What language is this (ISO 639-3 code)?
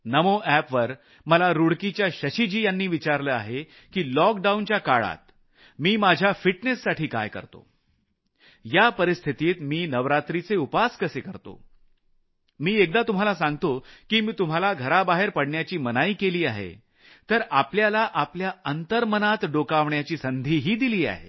mar